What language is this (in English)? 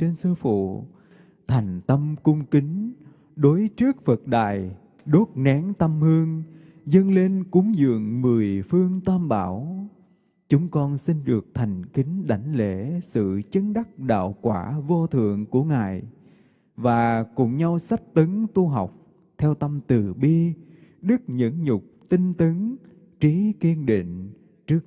Vietnamese